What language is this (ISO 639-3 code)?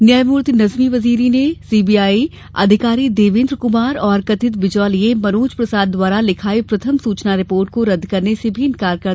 hin